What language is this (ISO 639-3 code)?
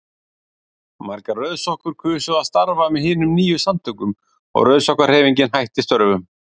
isl